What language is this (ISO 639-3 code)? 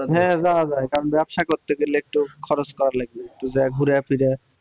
ben